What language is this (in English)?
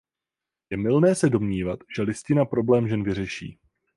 Czech